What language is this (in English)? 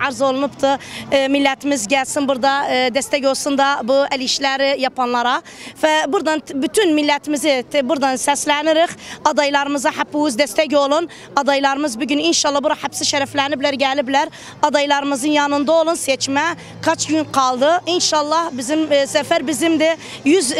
Turkish